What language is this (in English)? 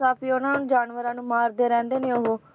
Punjabi